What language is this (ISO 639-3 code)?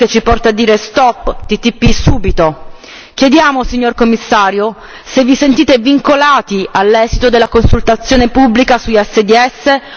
ita